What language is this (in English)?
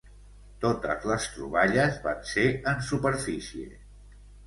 Catalan